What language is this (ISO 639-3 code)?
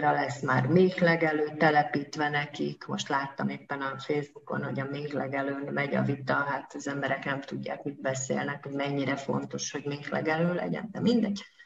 hun